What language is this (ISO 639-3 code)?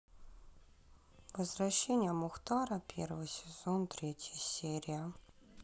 rus